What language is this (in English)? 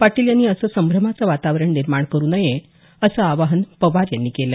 Marathi